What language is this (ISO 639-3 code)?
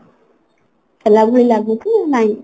ori